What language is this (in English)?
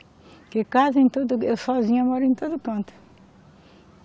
Portuguese